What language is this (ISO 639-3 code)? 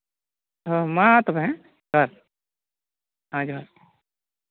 sat